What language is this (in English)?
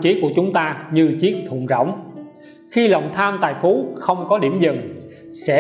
Vietnamese